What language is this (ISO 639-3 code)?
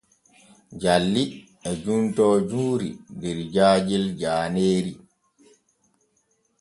fue